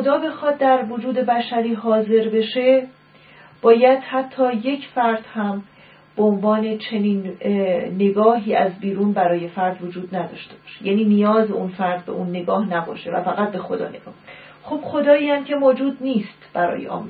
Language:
Persian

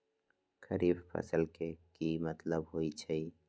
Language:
Magahi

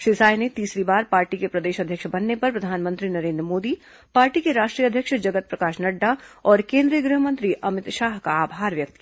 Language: Hindi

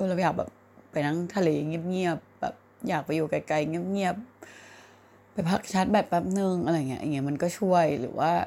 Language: Thai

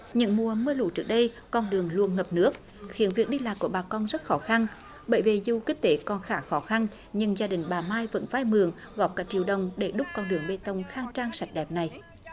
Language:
Vietnamese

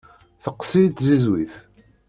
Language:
Kabyle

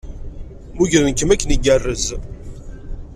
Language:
Kabyle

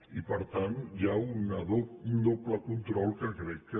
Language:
Catalan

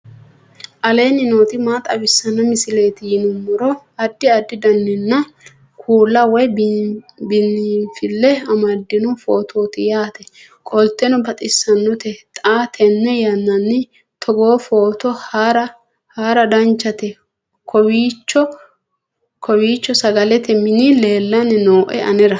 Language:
Sidamo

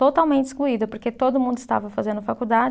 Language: Portuguese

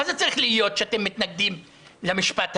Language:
Hebrew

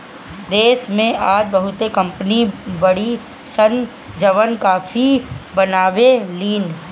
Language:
Bhojpuri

